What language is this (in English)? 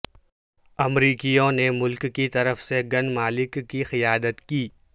Urdu